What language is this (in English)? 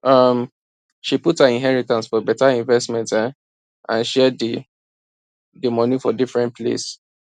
Nigerian Pidgin